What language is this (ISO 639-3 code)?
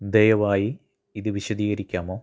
mal